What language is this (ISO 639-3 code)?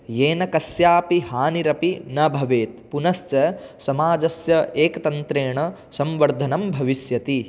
san